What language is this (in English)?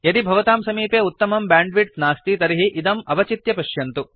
Sanskrit